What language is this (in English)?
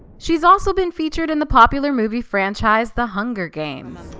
English